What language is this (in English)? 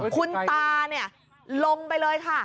Thai